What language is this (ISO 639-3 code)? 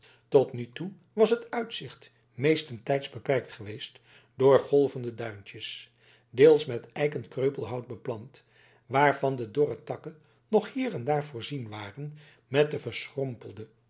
nld